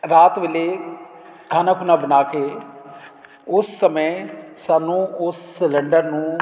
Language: Punjabi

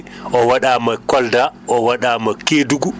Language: Fula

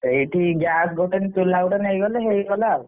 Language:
Odia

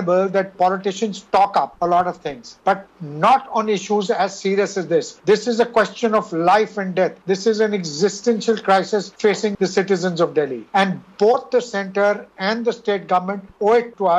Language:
English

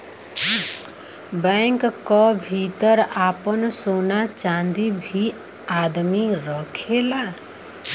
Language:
Bhojpuri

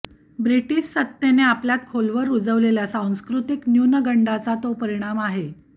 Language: Marathi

